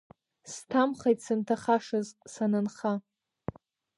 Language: Abkhazian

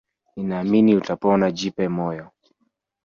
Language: Swahili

